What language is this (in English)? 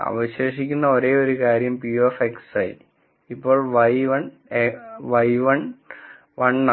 Malayalam